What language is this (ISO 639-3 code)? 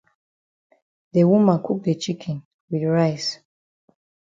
wes